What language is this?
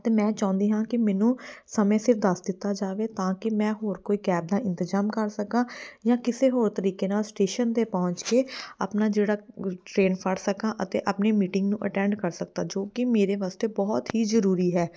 Punjabi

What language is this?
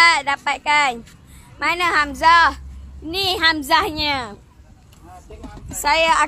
Malay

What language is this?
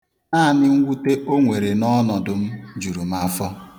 Igbo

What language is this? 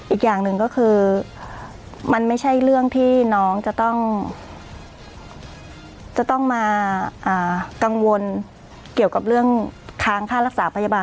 Thai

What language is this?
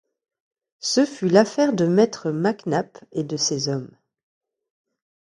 French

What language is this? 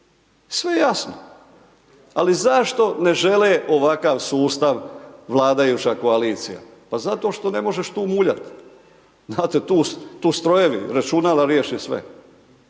Croatian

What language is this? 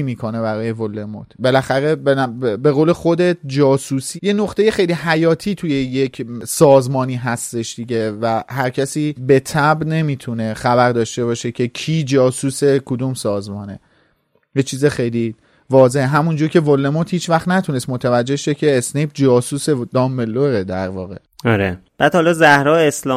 Persian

